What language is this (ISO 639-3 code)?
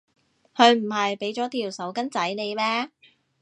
yue